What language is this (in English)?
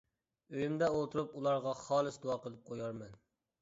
Uyghur